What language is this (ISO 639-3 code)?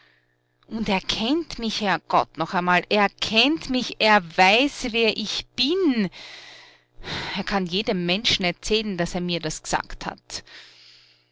deu